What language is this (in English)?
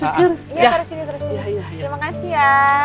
Indonesian